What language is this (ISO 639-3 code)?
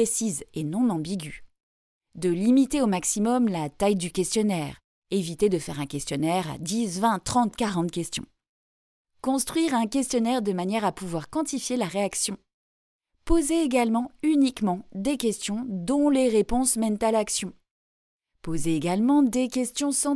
fra